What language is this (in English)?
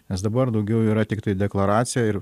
Lithuanian